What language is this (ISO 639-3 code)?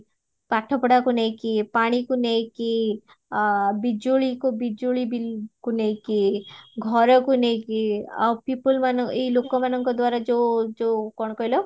ori